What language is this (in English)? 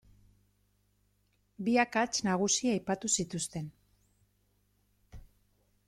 Basque